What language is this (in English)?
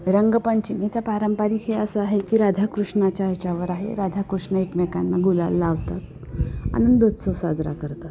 Marathi